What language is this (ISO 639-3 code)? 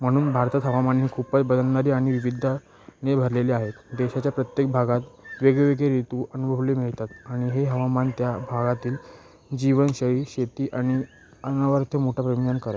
mar